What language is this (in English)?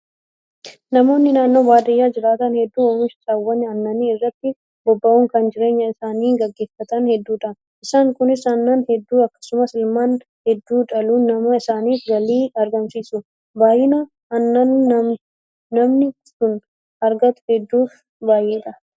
Oromo